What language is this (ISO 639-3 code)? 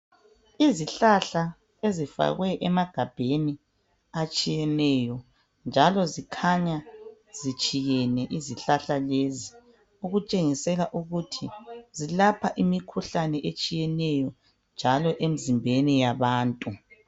nde